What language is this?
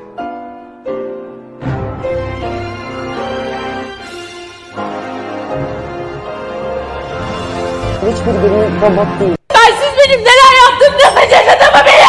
Turkish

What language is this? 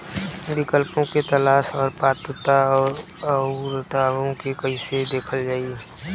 Bhojpuri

